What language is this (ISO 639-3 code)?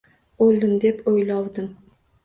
uzb